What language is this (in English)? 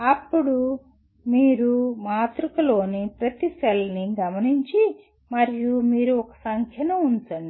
Telugu